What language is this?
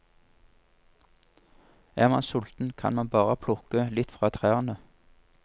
Norwegian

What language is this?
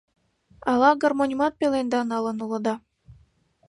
Mari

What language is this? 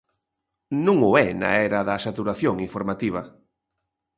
Galician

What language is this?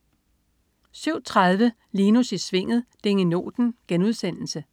Danish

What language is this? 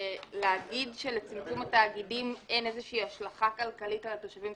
Hebrew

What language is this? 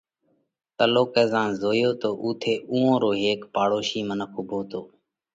Parkari Koli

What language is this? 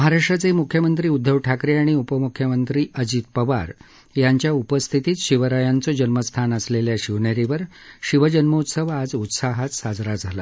Marathi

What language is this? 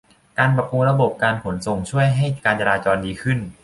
Thai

